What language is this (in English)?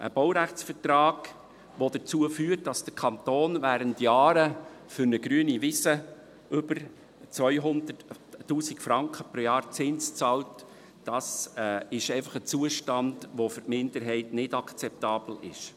Swiss German